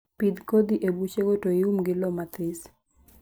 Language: Luo (Kenya and Tanzania)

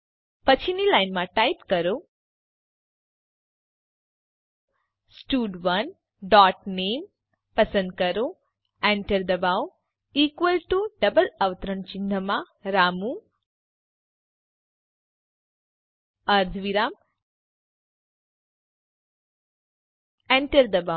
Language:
Gujarati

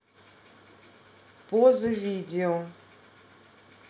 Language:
Russian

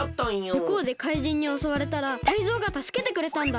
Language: Japanese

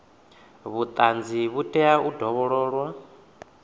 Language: Venda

